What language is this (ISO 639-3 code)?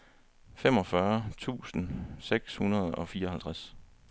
dan